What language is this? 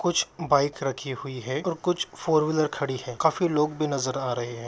Magahi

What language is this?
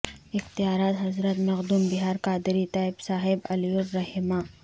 Urdu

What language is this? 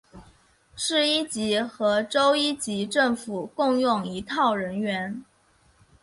Chinese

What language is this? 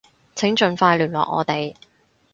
Cantonese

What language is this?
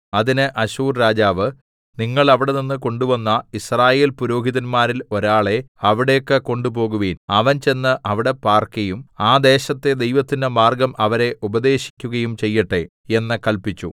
Malayalam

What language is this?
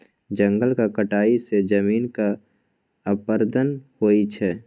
Maithili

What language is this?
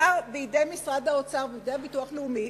Hebrew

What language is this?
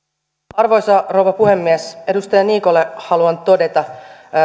Finnish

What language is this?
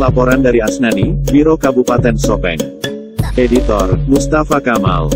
Indonesian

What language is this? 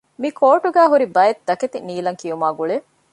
Divehi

